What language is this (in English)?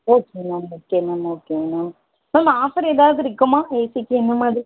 Tamil